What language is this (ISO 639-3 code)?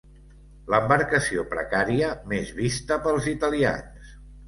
cat